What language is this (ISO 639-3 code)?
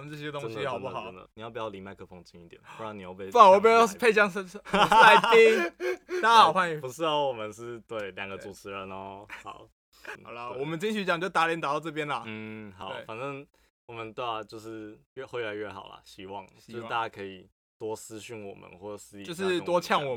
zho